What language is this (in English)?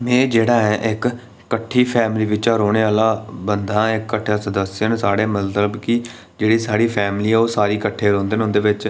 Dogri